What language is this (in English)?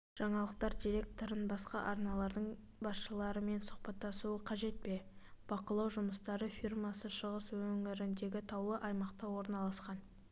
Kazakh